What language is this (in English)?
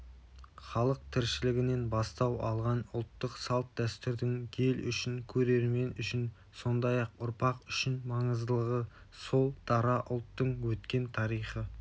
Kazakh